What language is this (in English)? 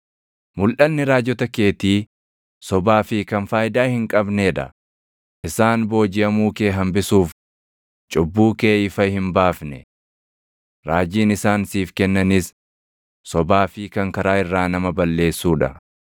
Oromo